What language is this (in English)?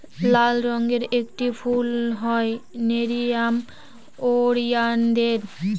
Bangla